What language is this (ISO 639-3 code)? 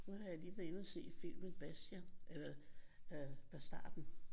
dan